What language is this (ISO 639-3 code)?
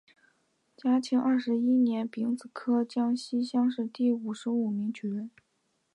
zho